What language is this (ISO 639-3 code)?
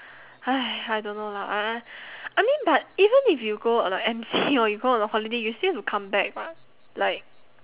eng